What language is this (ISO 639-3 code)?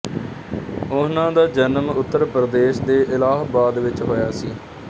pan